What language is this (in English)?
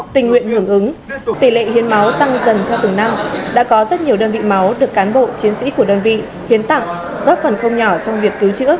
Vietnamese